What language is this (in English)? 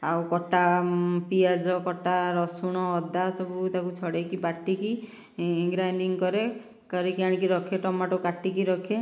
Odia